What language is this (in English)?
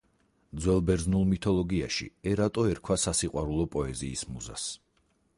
Georgian